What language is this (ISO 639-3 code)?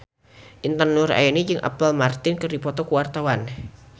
sun